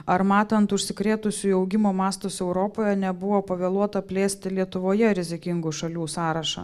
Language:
Lithuanian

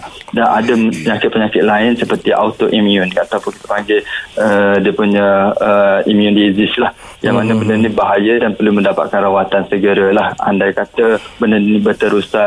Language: Malay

